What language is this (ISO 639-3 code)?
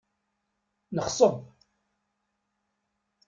kab